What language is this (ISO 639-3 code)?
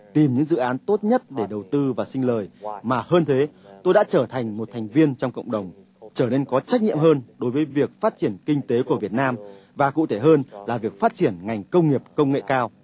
vie